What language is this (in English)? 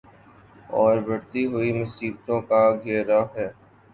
Urdu